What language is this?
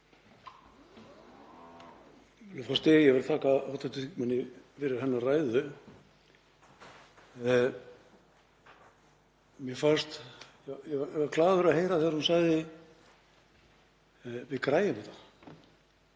Icelandic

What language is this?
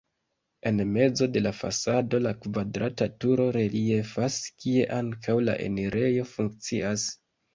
Esperanto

